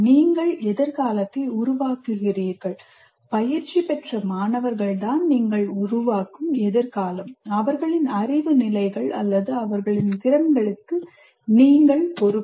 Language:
Tamil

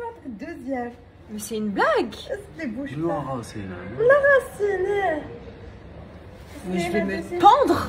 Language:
French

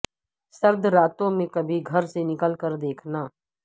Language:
Urdu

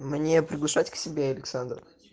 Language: Russian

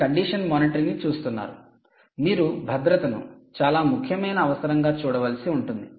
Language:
Telugu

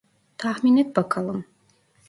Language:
Turkish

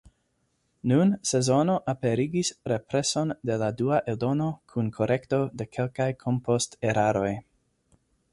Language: Esperanto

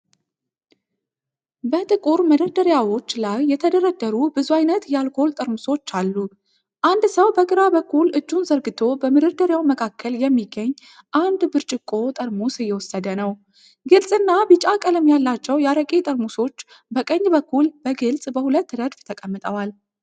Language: Amharic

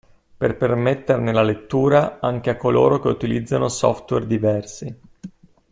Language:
Italian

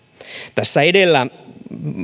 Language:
Finnish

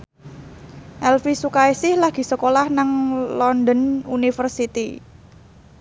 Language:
Javanese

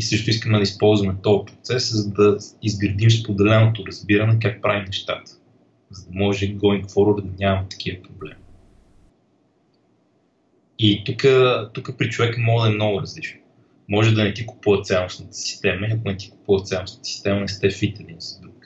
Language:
Bulgarian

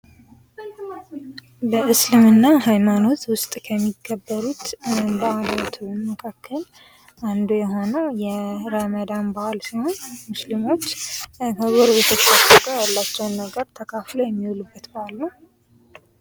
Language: Amharic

